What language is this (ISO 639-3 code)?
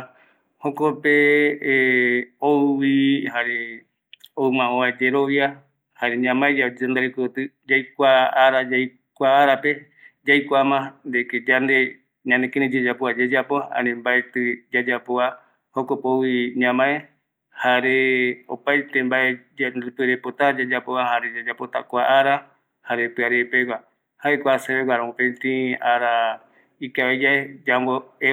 gui